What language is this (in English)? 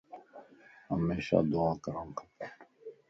Lasi